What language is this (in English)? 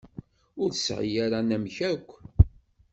Kabyle